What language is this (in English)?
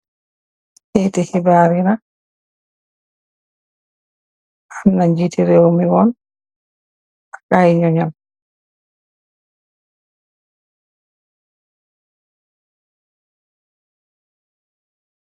Wolof